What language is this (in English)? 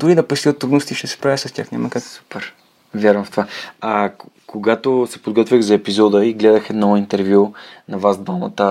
Bulgarian